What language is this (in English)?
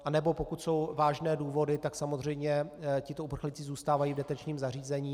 Czech